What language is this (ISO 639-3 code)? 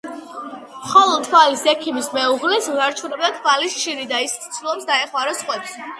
kat